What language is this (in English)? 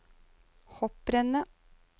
Norwegian